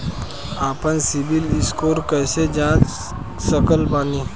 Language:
Bhojpuri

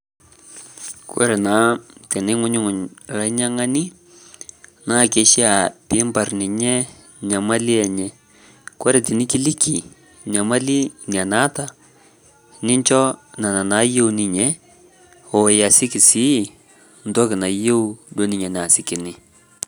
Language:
Masai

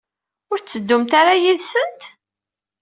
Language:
Kabyle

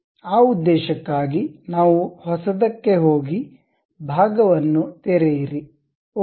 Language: Kannada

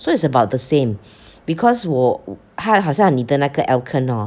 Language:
English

